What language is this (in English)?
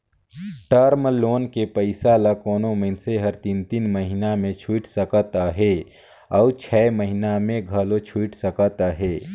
Chhattisgarhi